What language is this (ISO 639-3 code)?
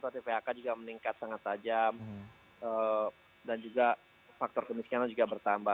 ind